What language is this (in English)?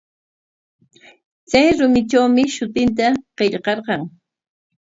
Corongo Ancash Quechua